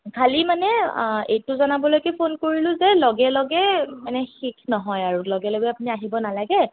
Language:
Assamese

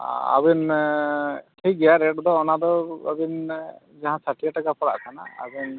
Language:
Santali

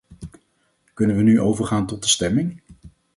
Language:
Dutch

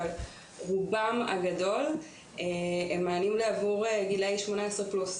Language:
Hebrew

